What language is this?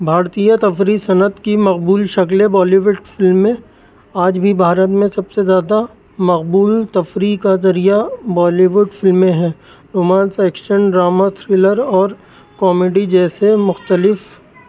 Urdu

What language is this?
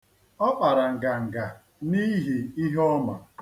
Igbo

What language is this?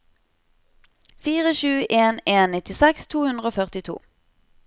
Norwegian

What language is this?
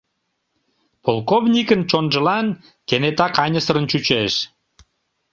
Mari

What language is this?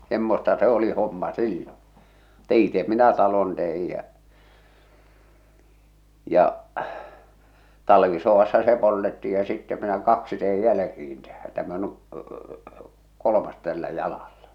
Finnish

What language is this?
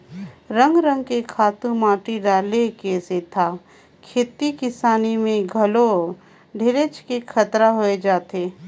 Chhattisgarhi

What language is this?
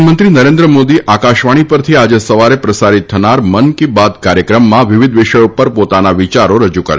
Gujarati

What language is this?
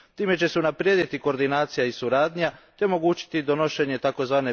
Croatian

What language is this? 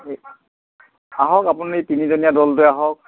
Assamese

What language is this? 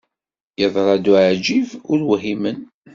Kabyle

